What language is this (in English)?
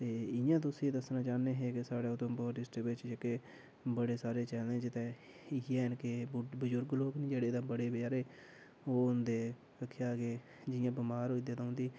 Dogri